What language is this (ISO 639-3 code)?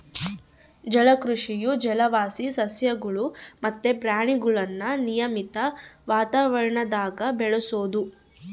kan